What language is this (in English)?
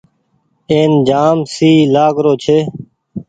Goaria